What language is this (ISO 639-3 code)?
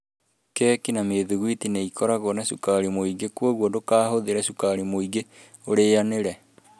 kik